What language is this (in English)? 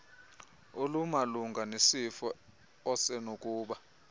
Xhosa